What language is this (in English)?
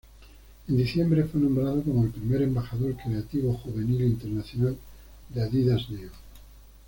Spanish